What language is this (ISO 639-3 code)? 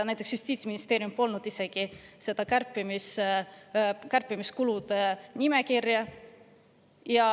est